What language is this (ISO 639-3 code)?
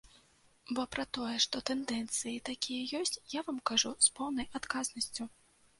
bel